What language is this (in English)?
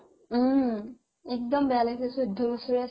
Assamese